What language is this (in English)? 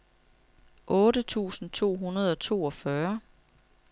Danish